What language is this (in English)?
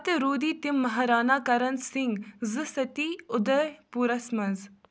Kashmiri